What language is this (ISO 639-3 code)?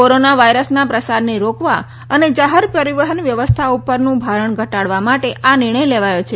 guj